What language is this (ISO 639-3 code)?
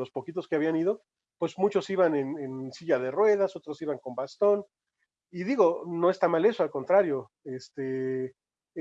spa